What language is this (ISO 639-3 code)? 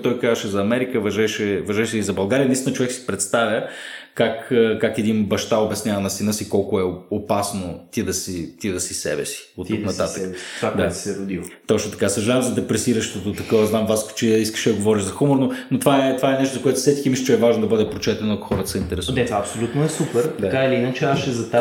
bul